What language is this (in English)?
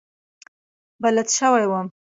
Pashto